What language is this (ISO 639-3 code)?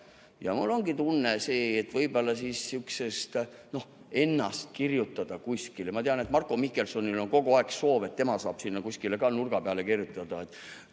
est